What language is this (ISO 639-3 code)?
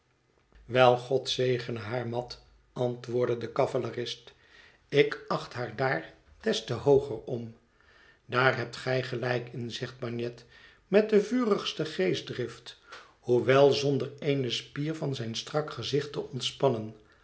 nld